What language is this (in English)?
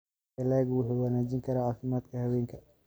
Somali